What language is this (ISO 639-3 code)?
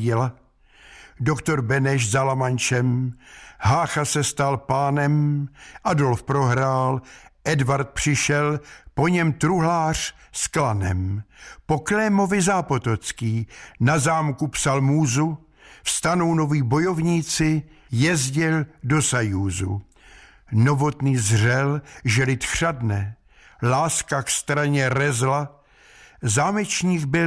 ces